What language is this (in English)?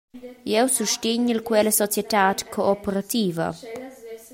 Romansh